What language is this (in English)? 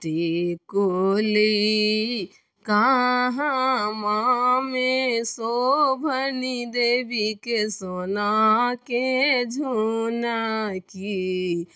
Maithili